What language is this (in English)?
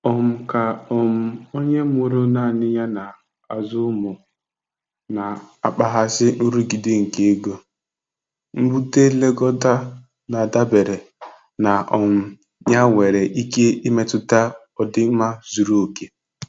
Igbo